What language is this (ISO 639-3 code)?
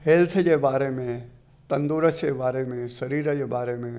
snd